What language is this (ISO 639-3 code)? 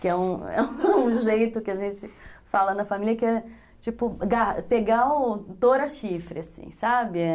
por